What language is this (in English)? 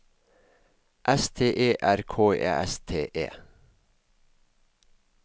Norwegian